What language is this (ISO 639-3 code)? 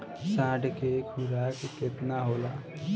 bho